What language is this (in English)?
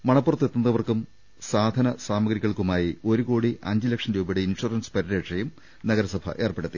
Malayalam